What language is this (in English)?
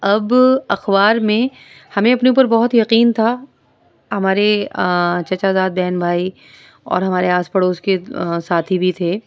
Urdu